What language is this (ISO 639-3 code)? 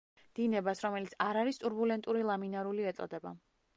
kat